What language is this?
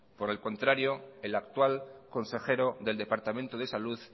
Spanish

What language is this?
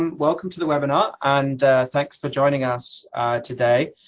English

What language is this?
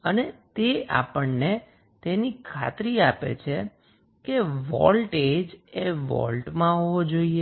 Gujarati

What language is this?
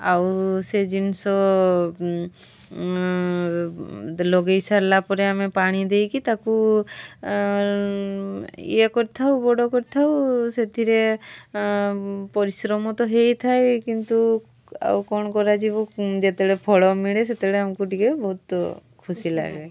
Odia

